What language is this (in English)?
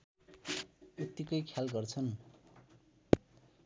Nepali